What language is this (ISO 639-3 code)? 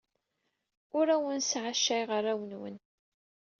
kab